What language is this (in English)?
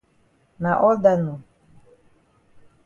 Cameroon Pidgin